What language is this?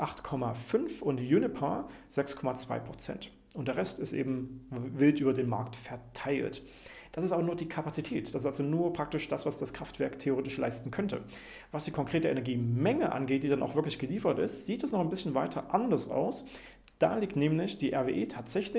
German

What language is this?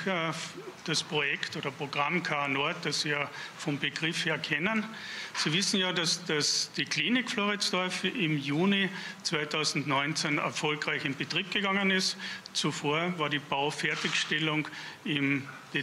German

